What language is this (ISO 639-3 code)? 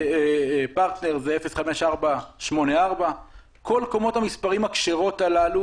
heb